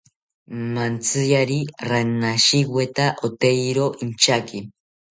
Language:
South Ucayali Ashéninka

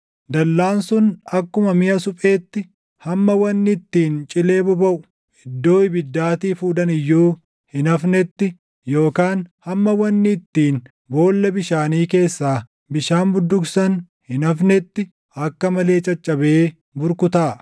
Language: Oromo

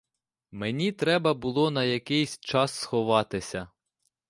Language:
Ukrainian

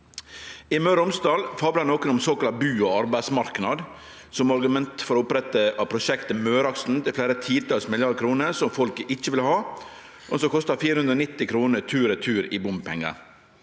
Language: Norwegian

